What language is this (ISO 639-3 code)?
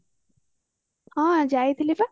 ori